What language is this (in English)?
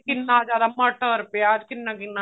Punjabi